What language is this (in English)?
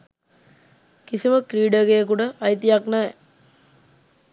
Sinhala